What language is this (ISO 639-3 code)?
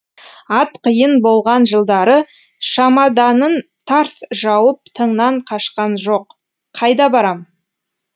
kaz